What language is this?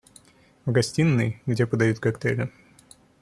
Russian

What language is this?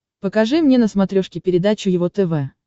Russian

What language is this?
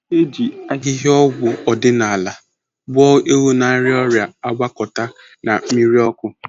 Igbo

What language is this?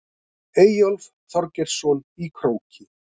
Icelandic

